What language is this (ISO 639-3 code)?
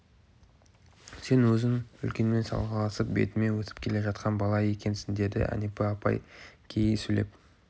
kaz